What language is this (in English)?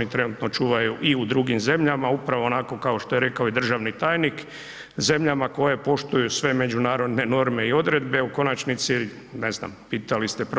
Croatian